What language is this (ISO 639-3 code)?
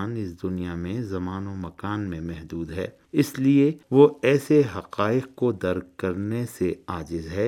urd